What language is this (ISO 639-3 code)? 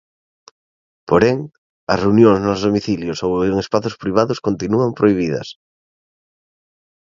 glg